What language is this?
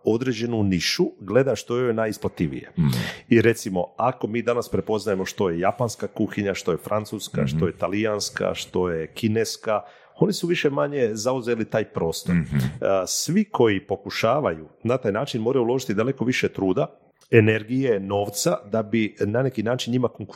Croatian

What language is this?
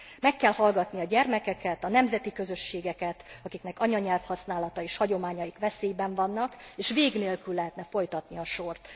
Hungarian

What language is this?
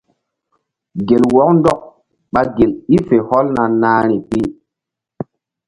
Mbum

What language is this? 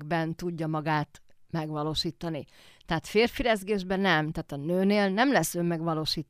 Hungarian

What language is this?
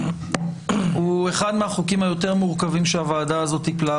Hebrew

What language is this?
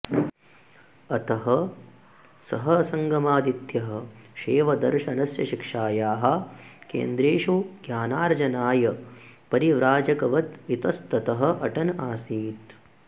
Sanskrit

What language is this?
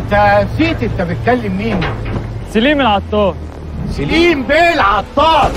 Arabic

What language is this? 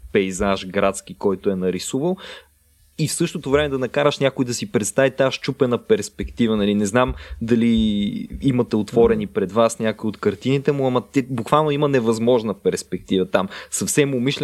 Bulgarian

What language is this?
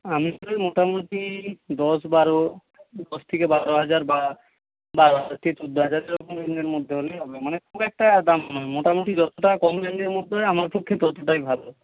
Bangla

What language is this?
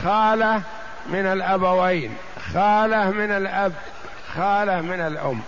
Arabic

